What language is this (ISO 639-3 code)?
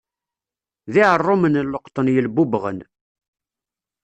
kab